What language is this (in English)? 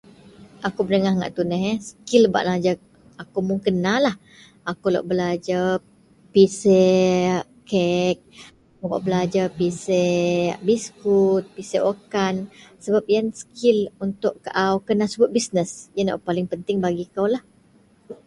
Central Melanau